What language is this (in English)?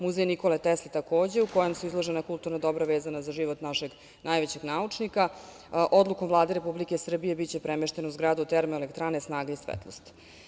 Serbian